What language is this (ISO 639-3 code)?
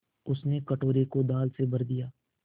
hin